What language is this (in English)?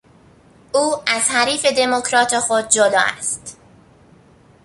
Persian